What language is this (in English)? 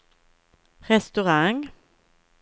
Swedish